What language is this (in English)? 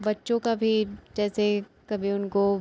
Hindi